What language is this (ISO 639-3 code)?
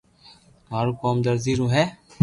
lrk